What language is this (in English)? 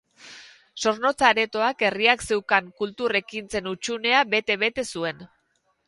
Basque